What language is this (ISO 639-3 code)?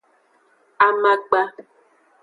ajg